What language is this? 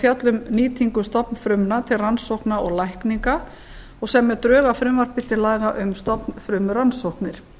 Icelandic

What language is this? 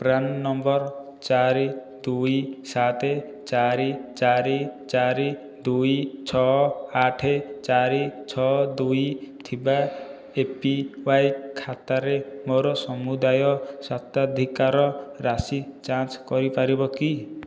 Odia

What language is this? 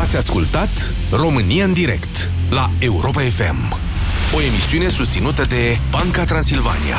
Romanian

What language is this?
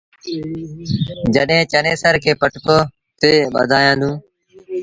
Sindhi Bhil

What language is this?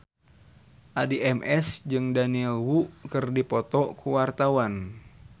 Sundanese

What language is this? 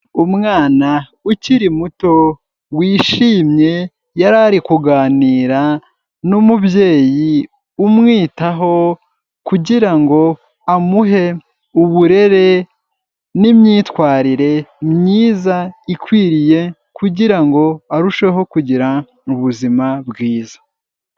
Kinyarwanda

